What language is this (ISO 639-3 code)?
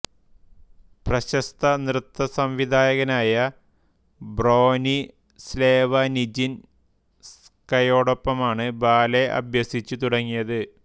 mal